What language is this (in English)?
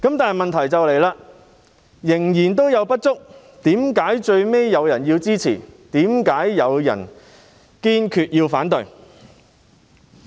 Cantonese